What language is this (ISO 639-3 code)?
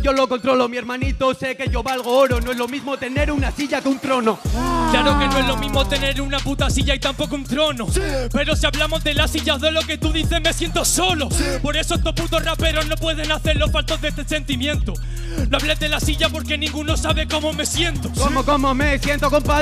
spa